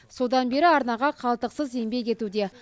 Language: Kazakh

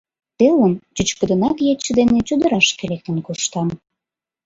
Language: Mari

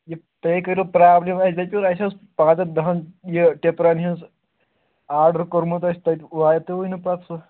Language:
Kashmiri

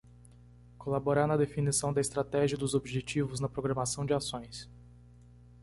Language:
Portuguese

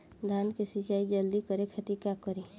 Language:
Bhojpuri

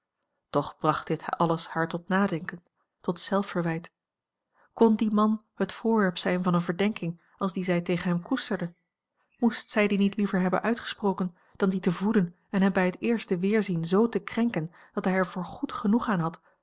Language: Dutch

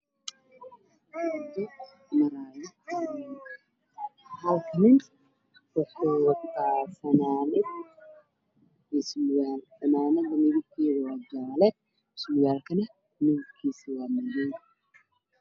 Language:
Somali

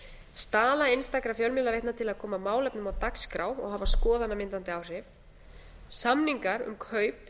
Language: Icelandic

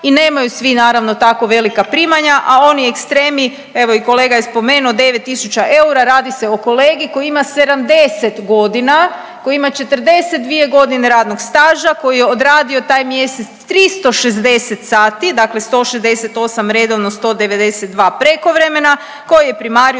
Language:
Croatian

